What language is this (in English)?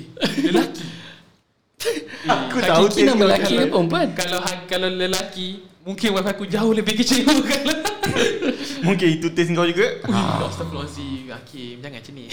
Malay